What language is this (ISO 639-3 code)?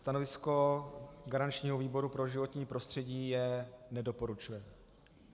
ces